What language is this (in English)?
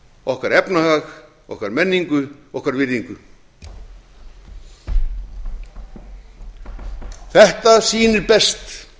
Icelandic